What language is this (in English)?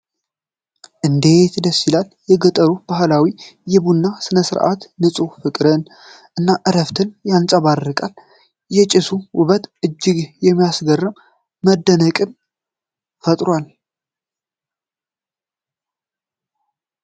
Amharic